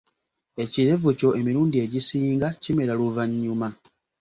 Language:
Ganda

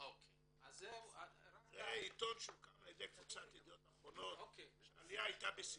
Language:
Hebrew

